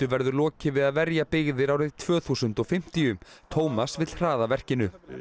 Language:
Icelandic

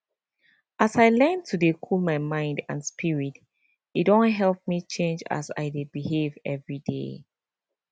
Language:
Nigerian Pidgin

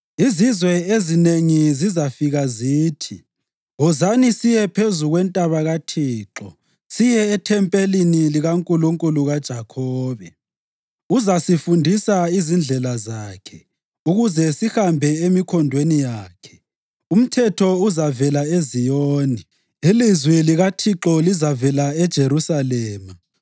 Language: North Ndebele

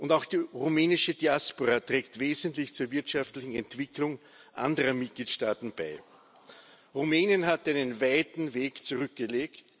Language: German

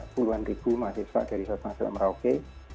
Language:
Indonesian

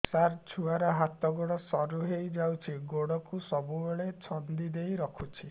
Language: Odia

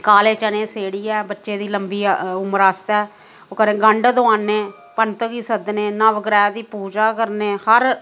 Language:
Dogri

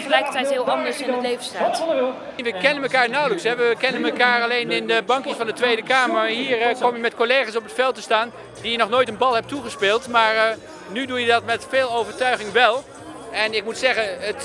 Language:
Dutch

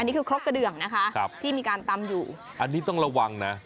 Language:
Thai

